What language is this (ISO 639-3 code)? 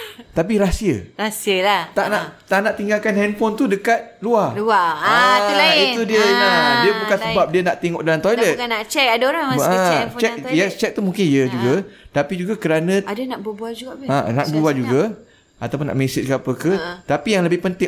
msa